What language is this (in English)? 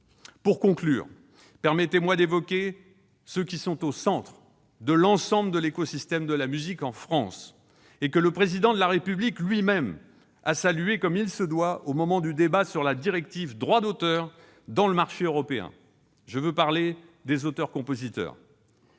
French